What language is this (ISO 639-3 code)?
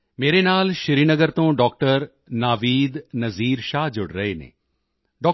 pan